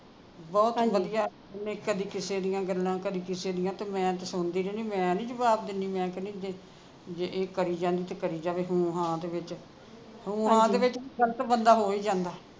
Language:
Punjabi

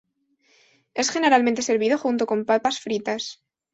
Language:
Spanish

